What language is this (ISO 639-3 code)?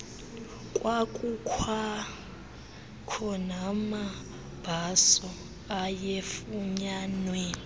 xho